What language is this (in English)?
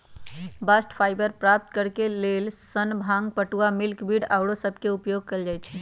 Magahi